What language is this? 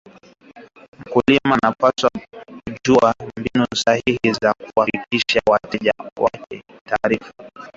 Swahili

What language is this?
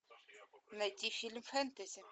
Russian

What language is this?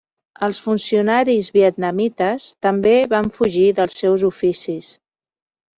Catalan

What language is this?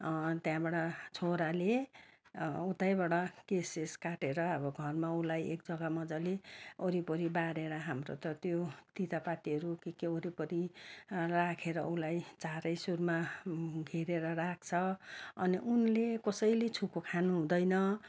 Nepali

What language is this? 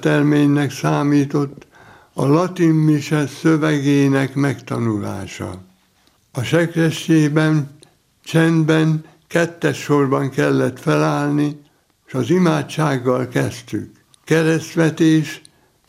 Hungarian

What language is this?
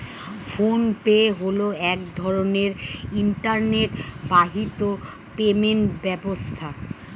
Bangla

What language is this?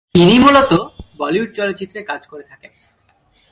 Bangla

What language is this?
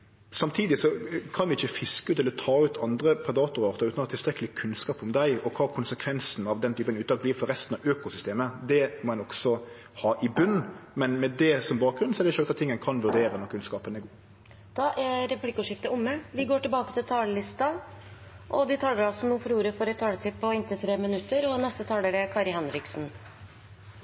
Norwegian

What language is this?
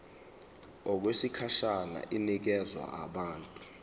Zulu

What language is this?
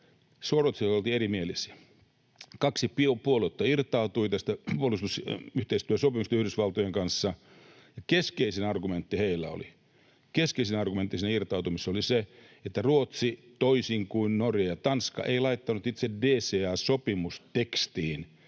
Finnish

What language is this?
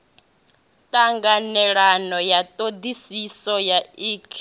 Venda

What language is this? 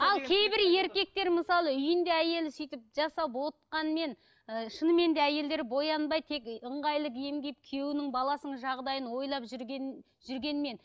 Kazakh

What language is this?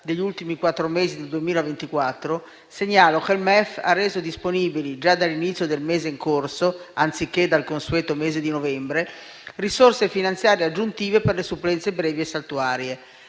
Italian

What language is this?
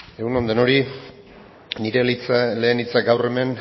Basque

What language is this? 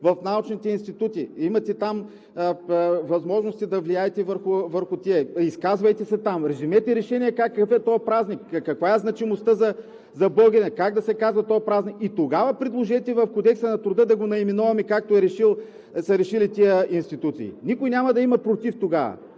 Bulgarian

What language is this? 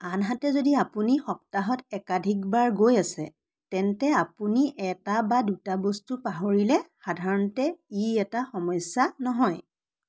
Assamese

